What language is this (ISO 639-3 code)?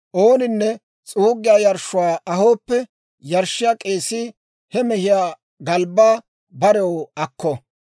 dwr